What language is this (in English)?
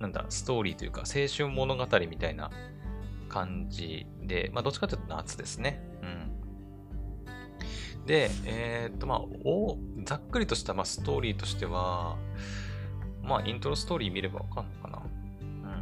Japanese